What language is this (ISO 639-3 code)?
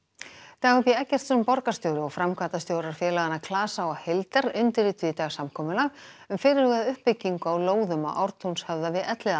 isl